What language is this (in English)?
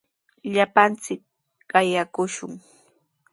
Sihuas Ancash Quechua